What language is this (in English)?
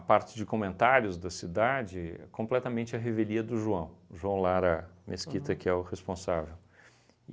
Portuguese